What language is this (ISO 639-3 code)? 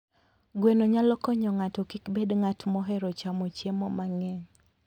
luo